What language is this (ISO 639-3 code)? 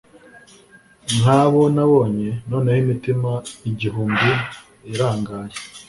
kin